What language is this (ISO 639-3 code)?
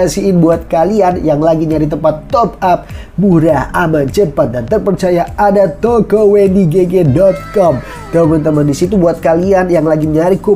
ind